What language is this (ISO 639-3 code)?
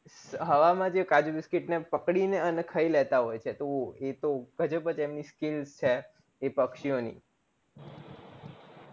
guj